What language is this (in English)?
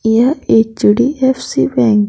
Hindi